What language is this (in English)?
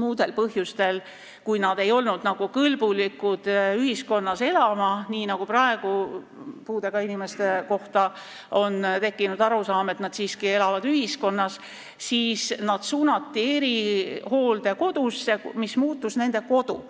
Estonian